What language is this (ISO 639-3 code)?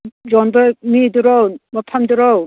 mni